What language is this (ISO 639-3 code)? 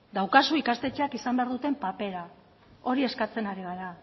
eus